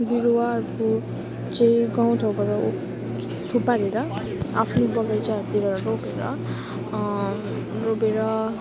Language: Nepali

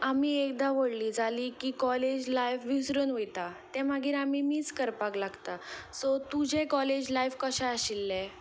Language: Konkani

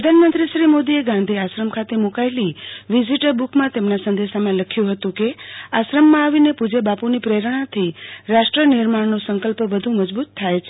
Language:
Gujarati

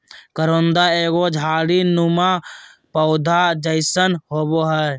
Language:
Magahi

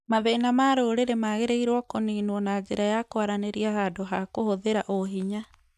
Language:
Kikuyu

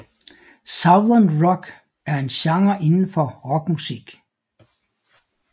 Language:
Danish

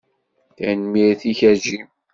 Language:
Kabyle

